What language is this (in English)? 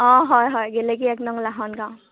Assamese